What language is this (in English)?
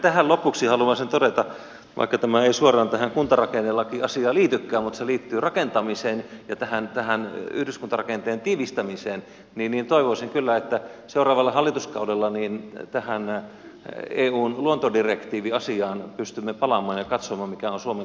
Finnish